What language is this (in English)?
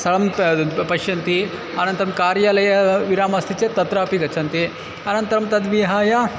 Sanskrit